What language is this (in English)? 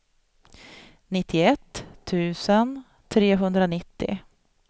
Swedish